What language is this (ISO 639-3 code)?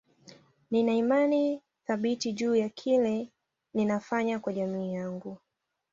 swa